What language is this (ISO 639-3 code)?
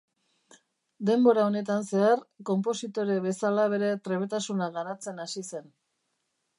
eus